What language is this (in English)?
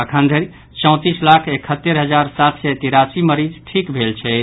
Maithili